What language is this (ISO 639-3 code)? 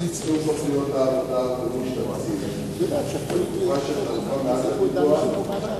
heb